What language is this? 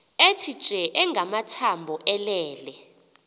Xhosa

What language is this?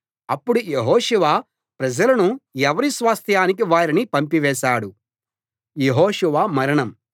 Telugu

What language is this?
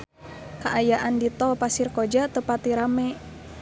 Sundanese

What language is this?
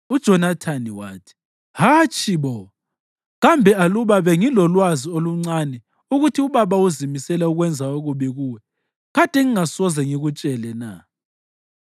North Ndebele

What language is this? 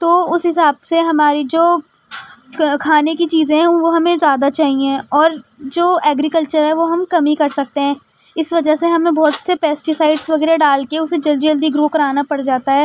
Urdu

